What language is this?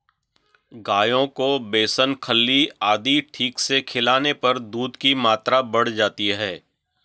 Hindi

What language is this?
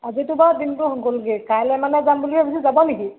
Assamese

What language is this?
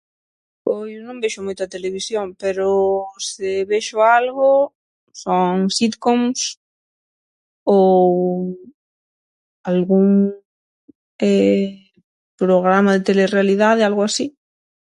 Galician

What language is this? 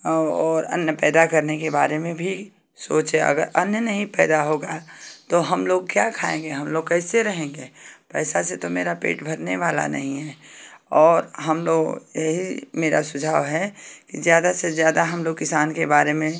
Hindi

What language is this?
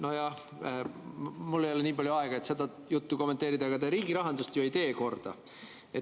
Estonian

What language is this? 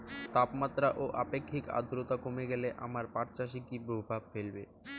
Bangla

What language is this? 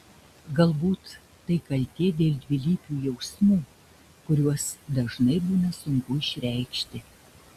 Lithuanian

